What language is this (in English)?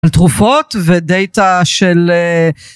Hebrew